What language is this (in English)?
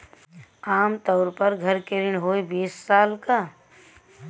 Bhojpuri